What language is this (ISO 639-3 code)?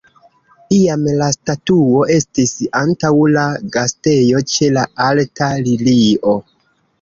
epo